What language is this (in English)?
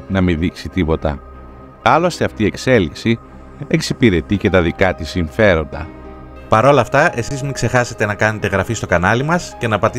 Greek